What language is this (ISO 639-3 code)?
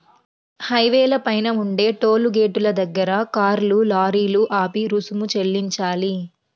tel